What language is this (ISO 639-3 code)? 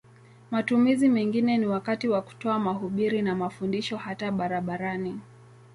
swa